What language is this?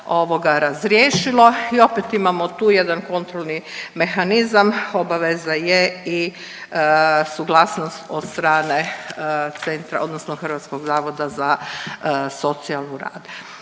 Croatian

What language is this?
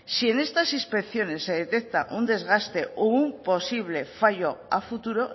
Spanish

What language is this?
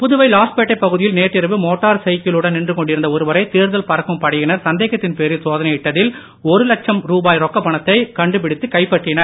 Tamil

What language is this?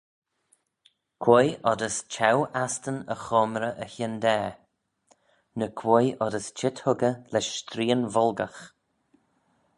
Manx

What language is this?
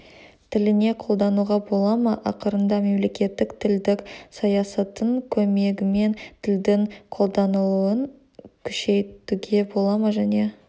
Kazakh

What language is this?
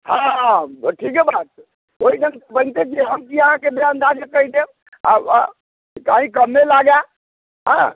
Maithili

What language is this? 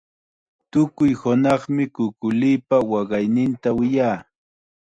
Chiquián Ancash Quechua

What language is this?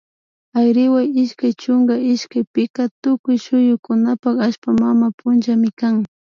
Imbabura Highland Quichua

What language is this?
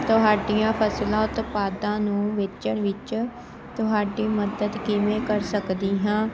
Punjabi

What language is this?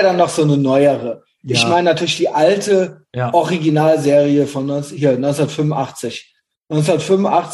German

